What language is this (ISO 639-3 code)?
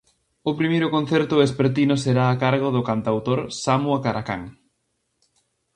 glg